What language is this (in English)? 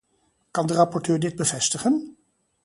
Dutch